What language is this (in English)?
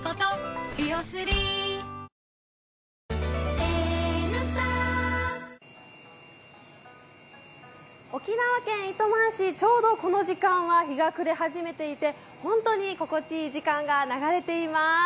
Japanese